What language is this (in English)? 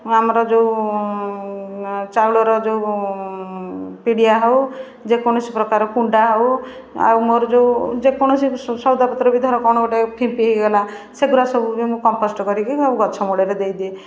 Odia